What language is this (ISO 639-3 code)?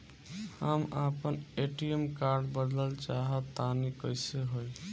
bho